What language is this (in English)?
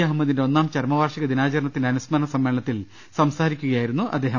Malayalam